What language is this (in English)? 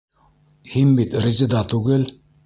Bashkir